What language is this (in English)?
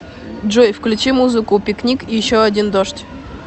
Russian